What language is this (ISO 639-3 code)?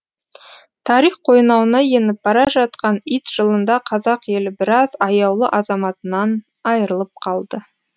kaz